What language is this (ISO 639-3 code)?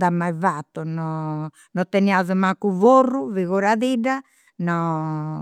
sro